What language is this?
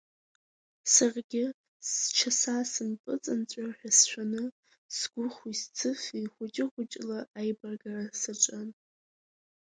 Abkhazian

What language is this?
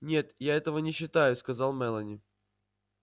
Russian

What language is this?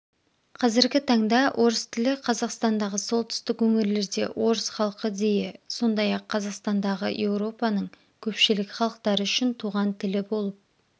Kazakh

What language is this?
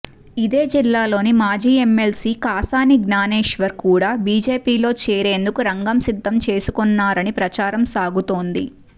Telugu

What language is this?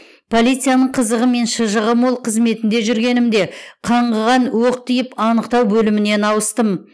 Kazakh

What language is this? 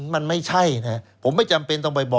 Thai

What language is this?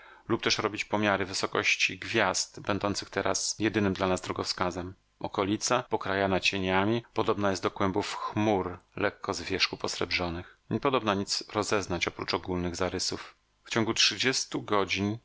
Polish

